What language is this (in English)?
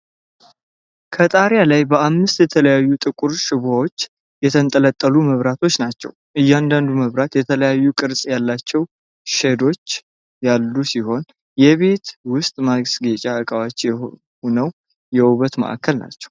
Amharic